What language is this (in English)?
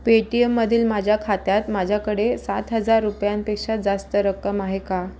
Marathi